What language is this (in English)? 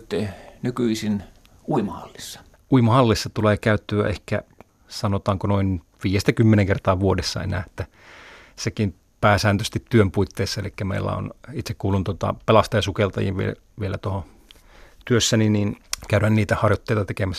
Finnish